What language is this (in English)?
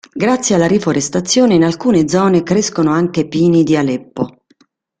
Italian